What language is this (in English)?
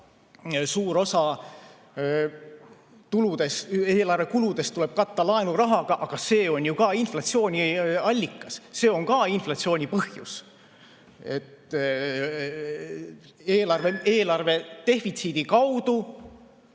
Estonian